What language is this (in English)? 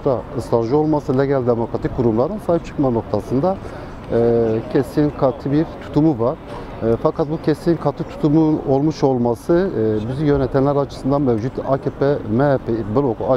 Turkish